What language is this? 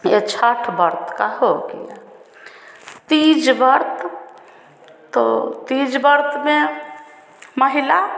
Hindi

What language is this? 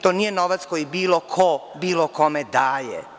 Serbian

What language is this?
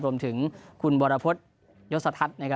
Thai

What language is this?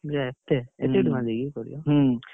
Odia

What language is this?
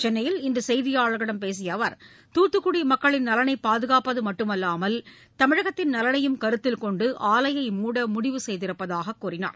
Tamil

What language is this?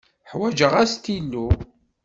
Kabyle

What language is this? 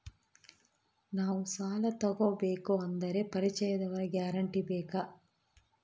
Kannada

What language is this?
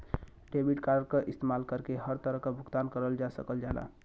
Bhojpuri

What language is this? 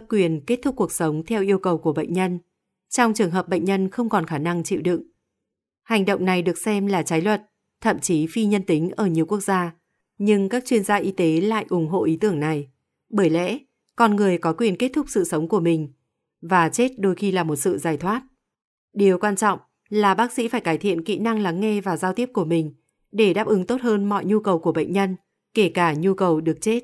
Vietnamese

